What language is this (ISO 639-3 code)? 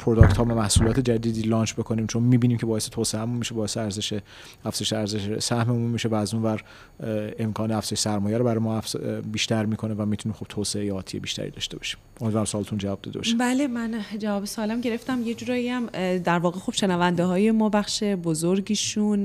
fas